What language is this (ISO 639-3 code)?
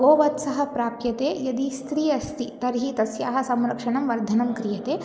san